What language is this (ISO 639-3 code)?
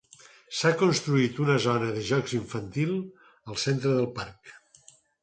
cat